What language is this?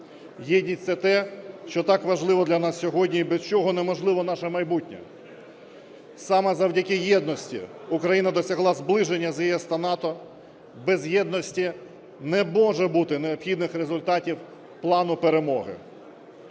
Ukrainian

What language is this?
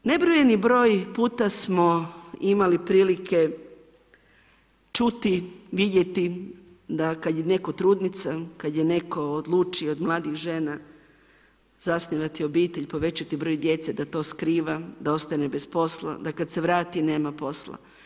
Croatian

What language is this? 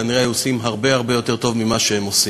Hebrew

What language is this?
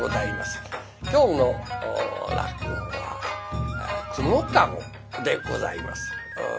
Japanese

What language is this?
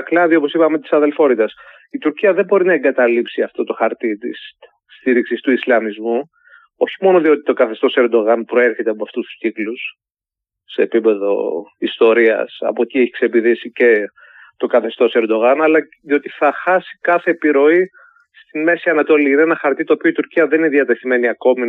Greek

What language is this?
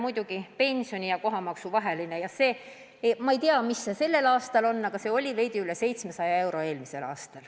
Estonian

